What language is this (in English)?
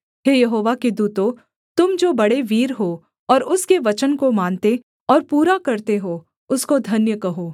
Hindi